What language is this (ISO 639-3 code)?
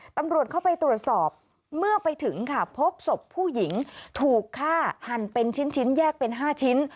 tha